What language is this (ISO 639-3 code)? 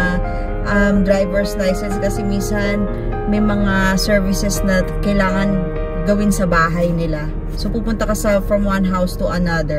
fil